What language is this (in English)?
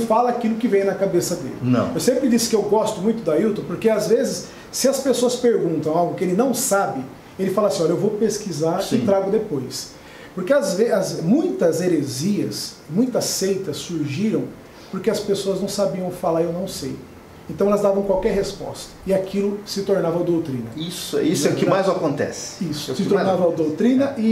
Portuguese